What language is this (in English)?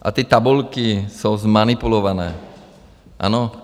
Czech